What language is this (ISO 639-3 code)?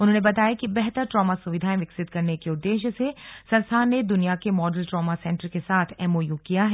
hin